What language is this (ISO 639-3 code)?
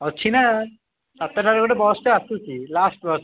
ori